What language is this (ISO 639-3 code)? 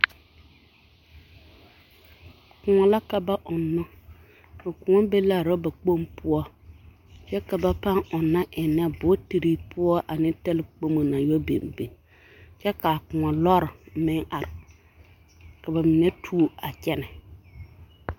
dga